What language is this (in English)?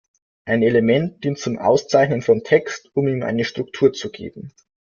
German